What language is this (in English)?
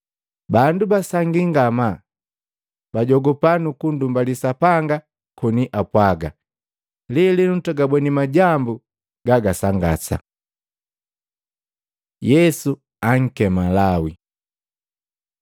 Matengo